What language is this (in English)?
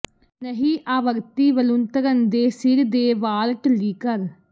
Punjabi